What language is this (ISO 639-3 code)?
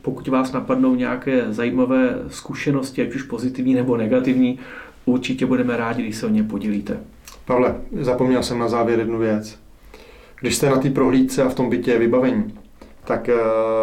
ces